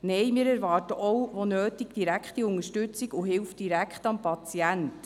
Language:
Swiss German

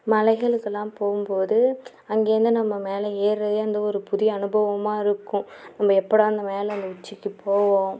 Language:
Tamil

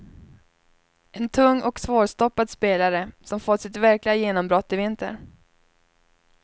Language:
Swedish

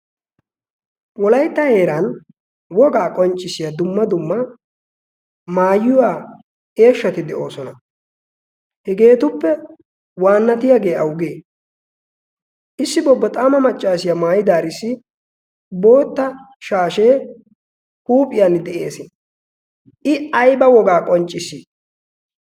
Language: Wolaytta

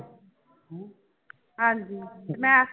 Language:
Punjabi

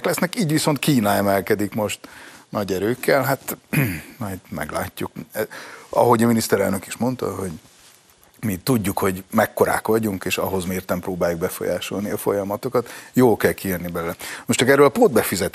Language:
Hungarian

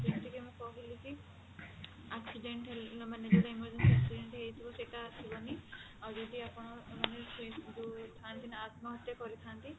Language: Odia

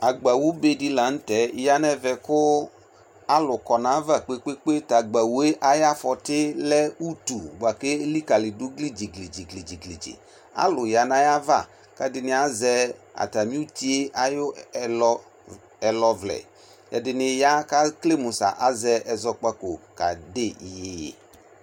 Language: Ikposo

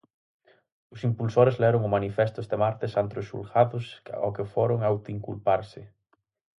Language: Galician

